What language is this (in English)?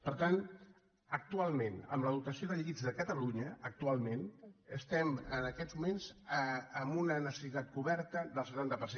Catalan